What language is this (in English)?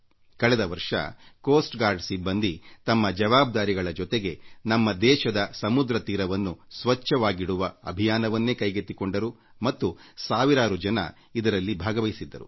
Kannada